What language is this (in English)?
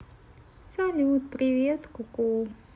Russian